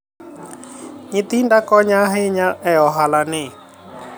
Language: Luo (Kenya and Tanzania)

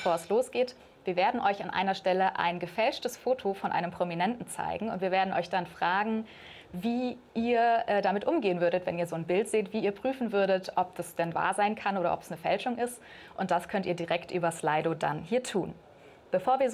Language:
German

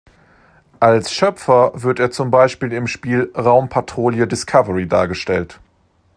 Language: German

